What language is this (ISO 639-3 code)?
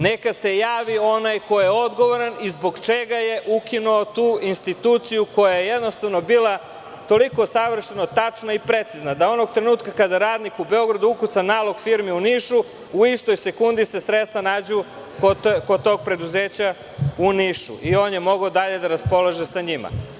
srp